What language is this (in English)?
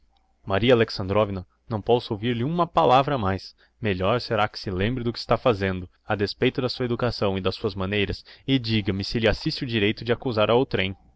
Portuguese